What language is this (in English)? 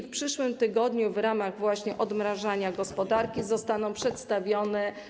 Polish